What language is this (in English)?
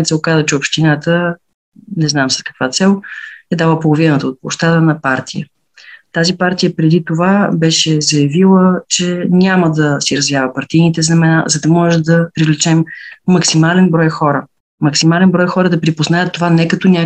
Bulgarian